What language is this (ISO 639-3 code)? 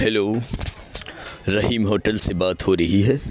urd